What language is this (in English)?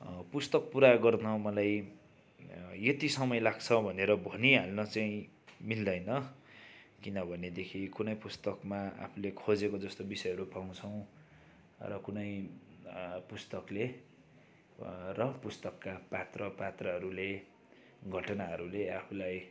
Nepali